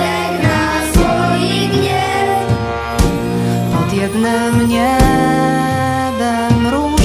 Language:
Polish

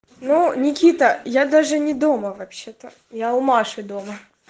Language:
Russian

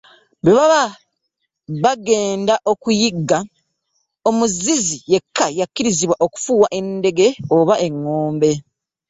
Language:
Ganda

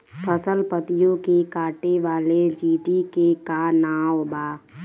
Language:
Bhojpuri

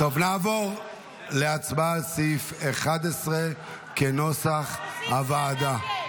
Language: Hebrew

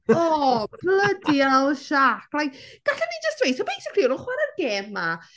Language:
Welsh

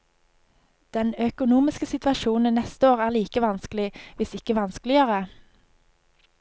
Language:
Norwegian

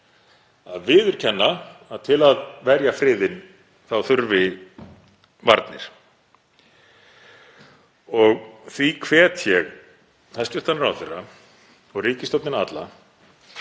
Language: Icelandic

